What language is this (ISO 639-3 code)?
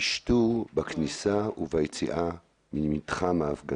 heb